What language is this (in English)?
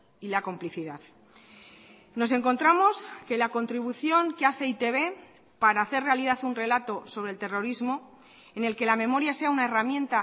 Spanish